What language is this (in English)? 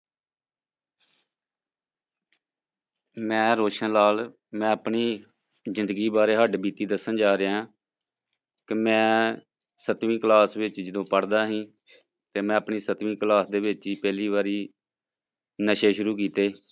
Punjabi